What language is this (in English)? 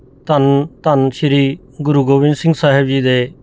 Punjabi